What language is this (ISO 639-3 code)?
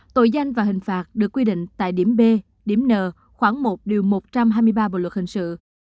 vie